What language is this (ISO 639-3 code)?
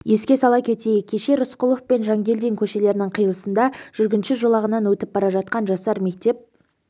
kaz